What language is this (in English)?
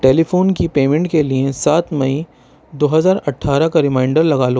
Urdu